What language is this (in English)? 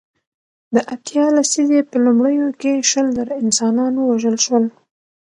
Pashto